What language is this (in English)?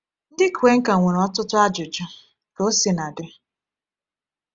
Igbo